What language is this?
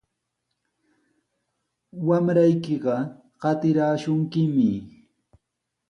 Sihuas Ancash Quechua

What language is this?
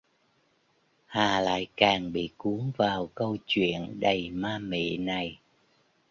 Vietnamese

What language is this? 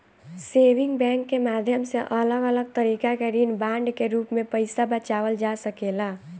Bhojpuri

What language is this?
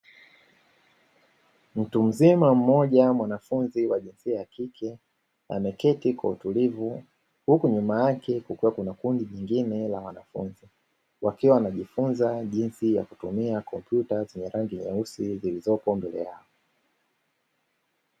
Swahili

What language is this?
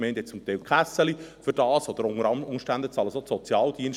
Swiss German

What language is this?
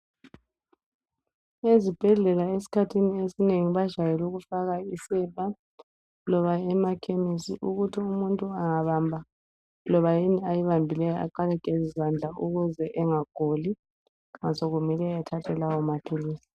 North Ndebele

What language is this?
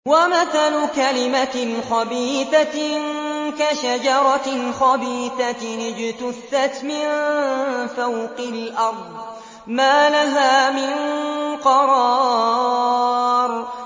Arabic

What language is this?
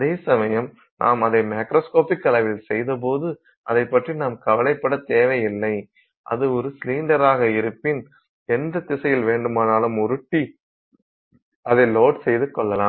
Tamil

